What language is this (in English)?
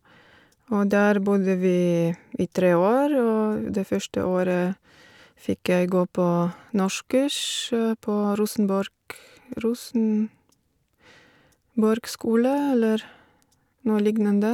Norwegian